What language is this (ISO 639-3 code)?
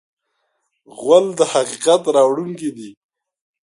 pus